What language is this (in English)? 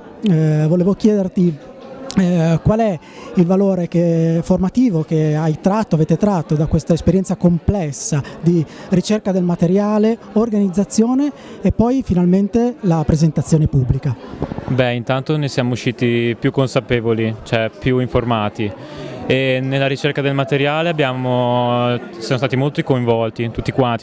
Italian